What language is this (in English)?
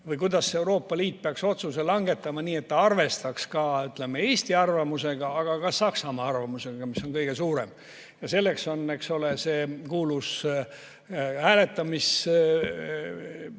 Estonian